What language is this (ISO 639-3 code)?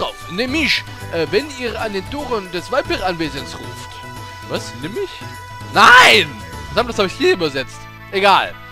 deu